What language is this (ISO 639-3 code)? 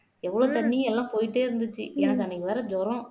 tam